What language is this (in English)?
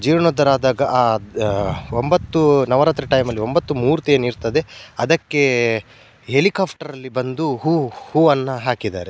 Kannada